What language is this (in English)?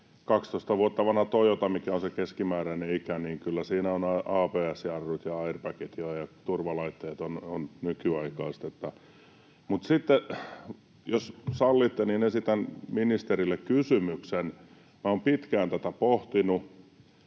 Finnish